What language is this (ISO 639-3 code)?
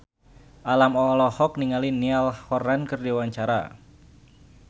sun